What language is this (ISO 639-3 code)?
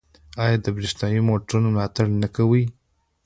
pus